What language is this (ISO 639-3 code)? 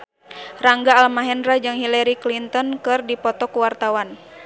sun